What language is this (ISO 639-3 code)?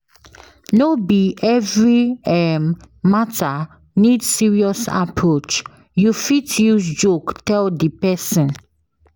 pcm